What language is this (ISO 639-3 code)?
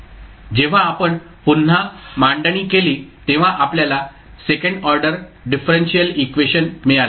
mar